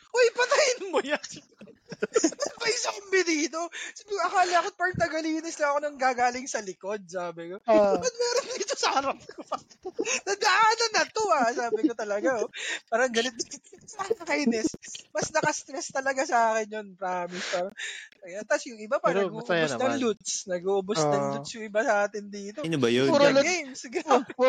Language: Filipino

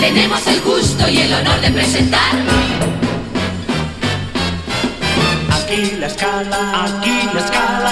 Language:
Spanish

